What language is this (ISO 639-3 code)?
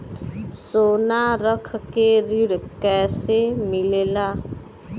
bho